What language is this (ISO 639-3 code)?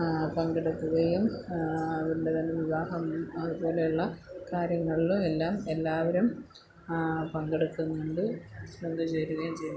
mal